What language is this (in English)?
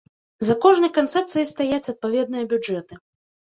Belarusian